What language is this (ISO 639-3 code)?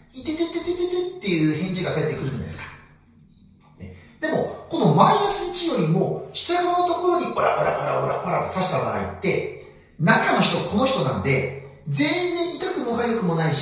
jpn